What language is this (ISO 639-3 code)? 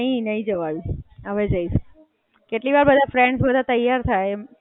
guj